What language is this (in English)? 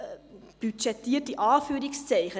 Swiss German